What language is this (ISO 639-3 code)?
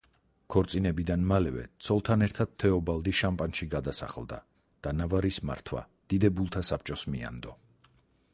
kat